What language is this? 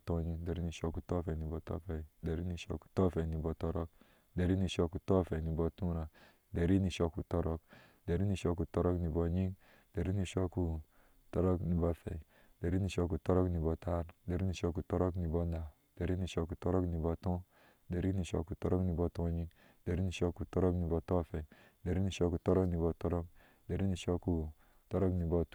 Ashe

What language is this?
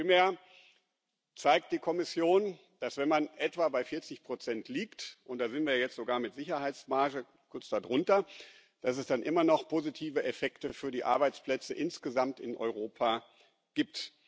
German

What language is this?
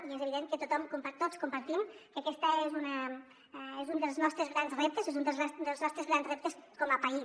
Catalan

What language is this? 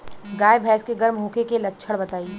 Bhojpuri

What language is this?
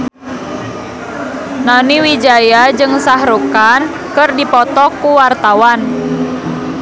Sundanese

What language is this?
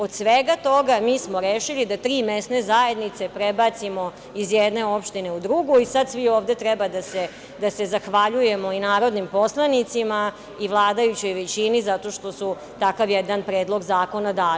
Serbian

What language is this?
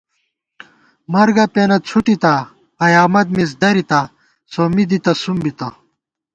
Gawar-Bati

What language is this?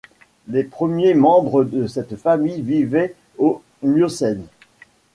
French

